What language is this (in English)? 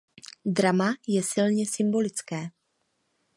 Czech